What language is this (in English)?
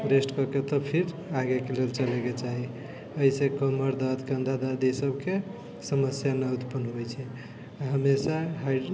Maithili